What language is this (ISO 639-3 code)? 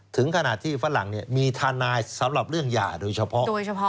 tha